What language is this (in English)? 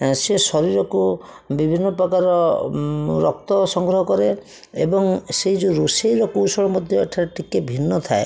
Odia